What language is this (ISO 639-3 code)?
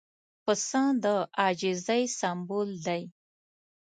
pus